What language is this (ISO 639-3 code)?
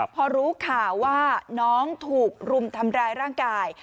tha